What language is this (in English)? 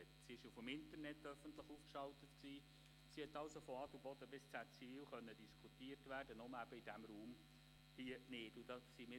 Swiss German